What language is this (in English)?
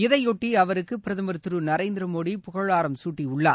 Tamil